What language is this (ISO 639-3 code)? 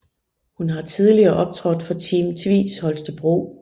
dan